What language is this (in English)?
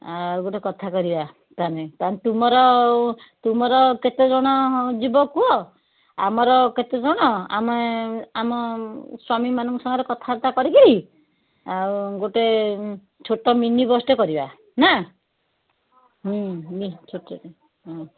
Odia